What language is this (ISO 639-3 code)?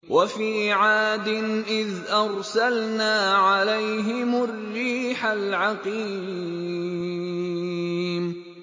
ara